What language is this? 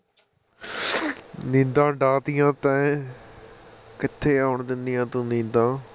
Punjabi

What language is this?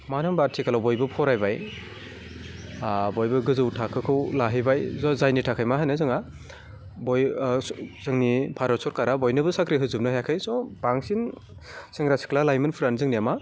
Bodo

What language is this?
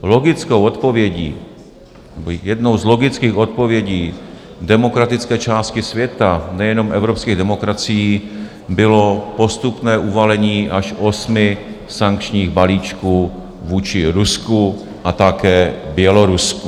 Czech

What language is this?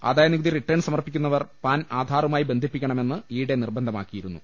Malayalam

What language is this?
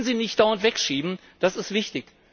German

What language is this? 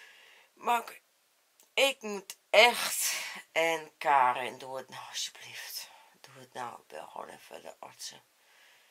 Dutch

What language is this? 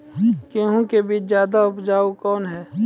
Maithili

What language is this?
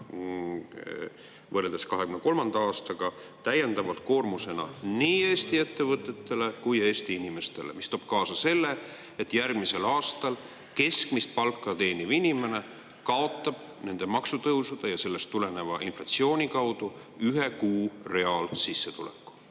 Estonian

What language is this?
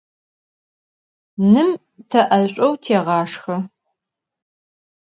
Adyghe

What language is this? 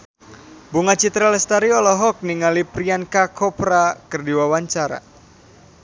Sundanese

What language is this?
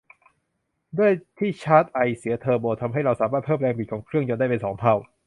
Thai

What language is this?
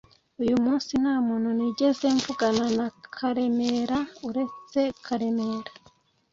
Kinyarwanda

